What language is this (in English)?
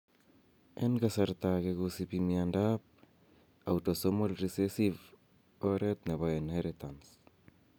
Kalenjin